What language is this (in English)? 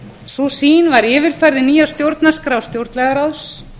Icelandic